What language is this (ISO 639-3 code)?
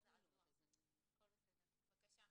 heb